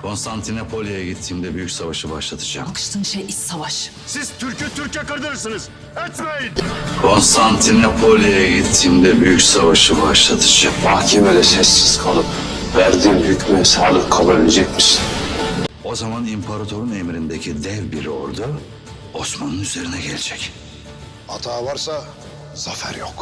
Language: Turkish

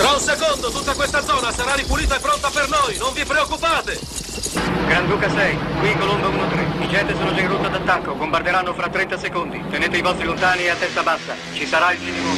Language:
Italian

